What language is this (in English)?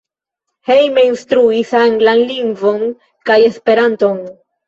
Esperanto